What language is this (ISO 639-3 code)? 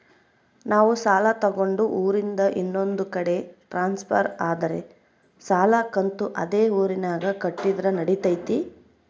kan